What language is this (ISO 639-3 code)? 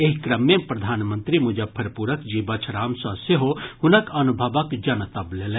mai